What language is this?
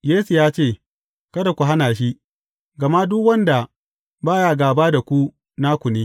Hausa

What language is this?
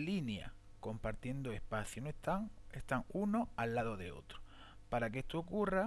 Spanish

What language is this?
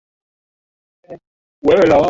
Swahili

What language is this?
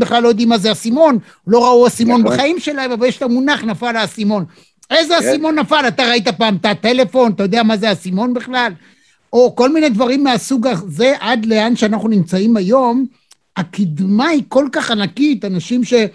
Hebrew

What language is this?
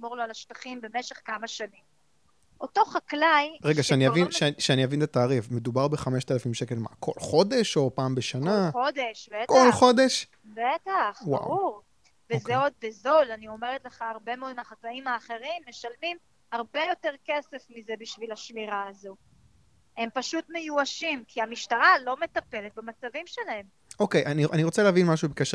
Hebrew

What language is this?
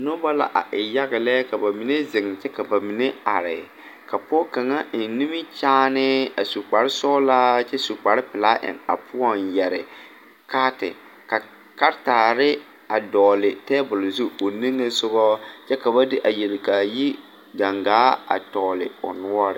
Southern Dagaare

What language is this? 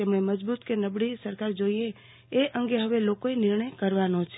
Gujarati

